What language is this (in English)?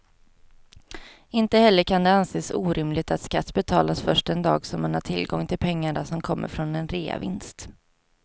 Swedish